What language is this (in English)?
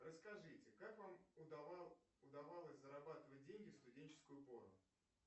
Russian